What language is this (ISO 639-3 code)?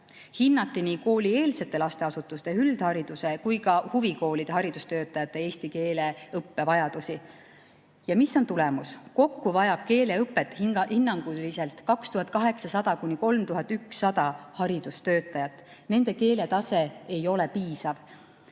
est